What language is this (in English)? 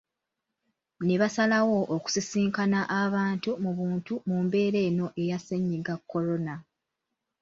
Ganda